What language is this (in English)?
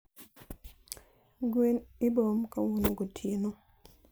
Luo (Kenya and Tanzania)